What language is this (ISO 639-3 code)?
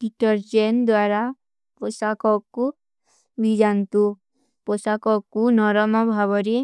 uki